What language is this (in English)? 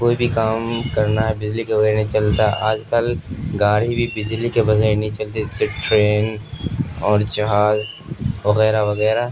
Urdu